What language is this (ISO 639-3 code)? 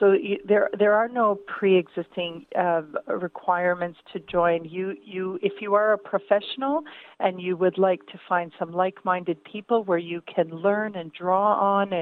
hrv